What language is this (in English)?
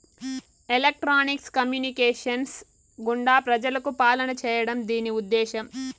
Telugu